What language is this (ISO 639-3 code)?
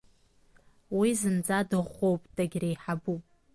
abk